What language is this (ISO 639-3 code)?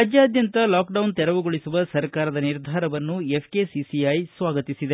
kan